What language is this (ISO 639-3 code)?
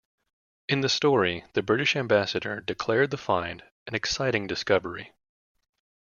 eng